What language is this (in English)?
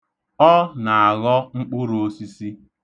Igbo